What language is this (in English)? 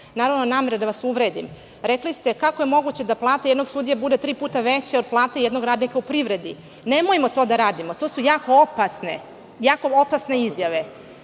Serbian